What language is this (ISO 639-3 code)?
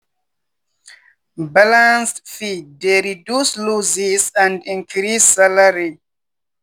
pcm